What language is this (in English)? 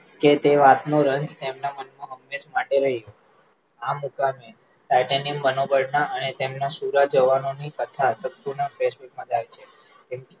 Gujarati